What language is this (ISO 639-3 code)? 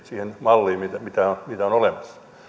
fin